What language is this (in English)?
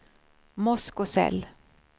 Swedish